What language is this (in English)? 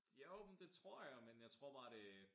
Danish